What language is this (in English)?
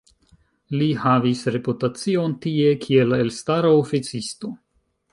Esperanto